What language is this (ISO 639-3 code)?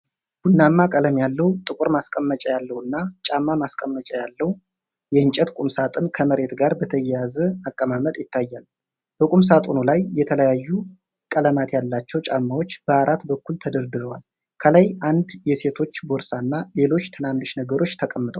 amh